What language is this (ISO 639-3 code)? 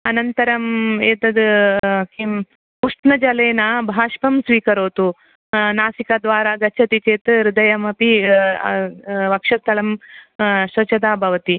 san